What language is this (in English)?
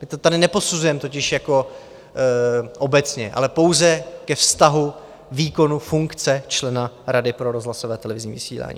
Czech